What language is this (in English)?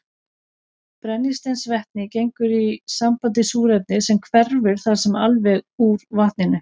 Icelandic